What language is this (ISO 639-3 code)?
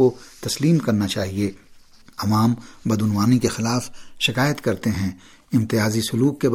urd